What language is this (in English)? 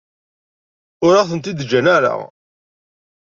Kabyle